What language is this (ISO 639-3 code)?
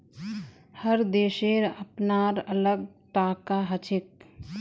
mag